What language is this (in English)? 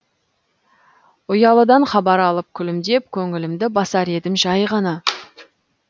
Kazakh